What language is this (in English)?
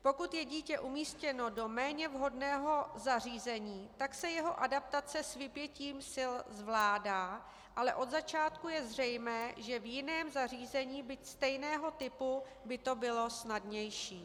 Czech